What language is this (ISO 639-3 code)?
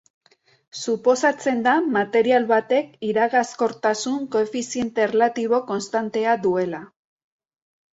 eus